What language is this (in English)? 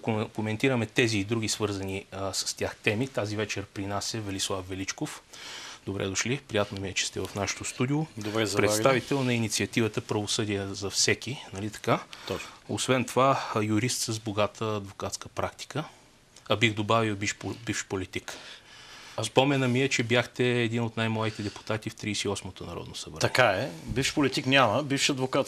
Bulgarian